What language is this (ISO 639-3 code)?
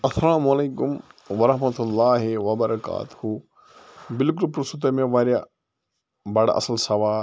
kas